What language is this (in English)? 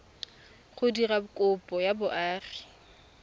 Tswana